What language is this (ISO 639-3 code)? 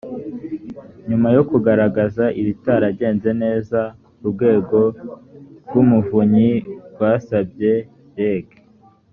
kin